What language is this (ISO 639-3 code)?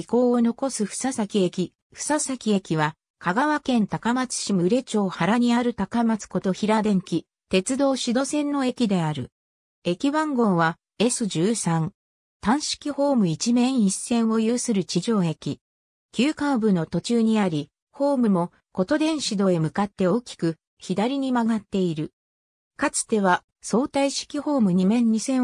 jpn